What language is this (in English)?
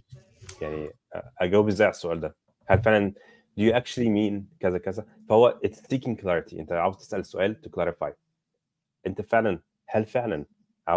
Arabic